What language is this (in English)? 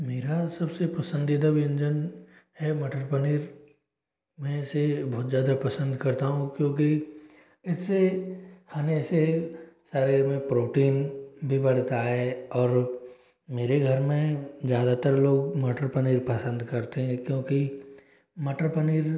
Hindi